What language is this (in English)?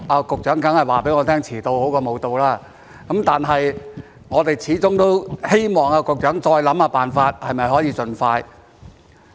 Cantonese